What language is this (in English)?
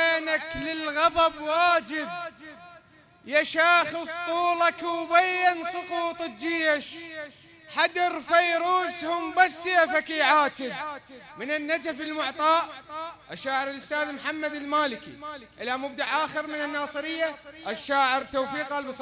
Arabic